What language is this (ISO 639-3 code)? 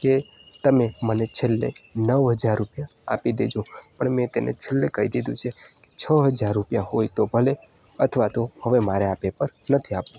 guj